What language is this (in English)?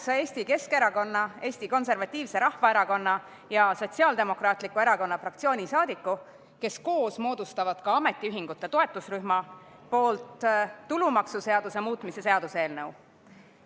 Estonian